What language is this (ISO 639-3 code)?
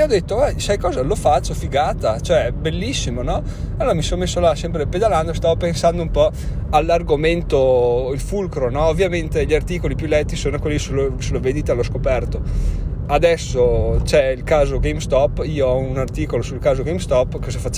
ita